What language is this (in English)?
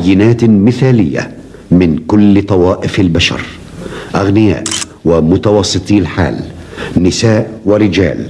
Arabic